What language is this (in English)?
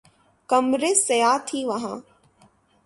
Urdu